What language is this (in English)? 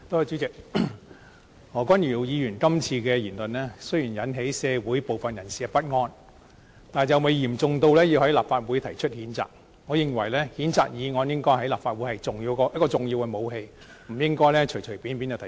Cantonese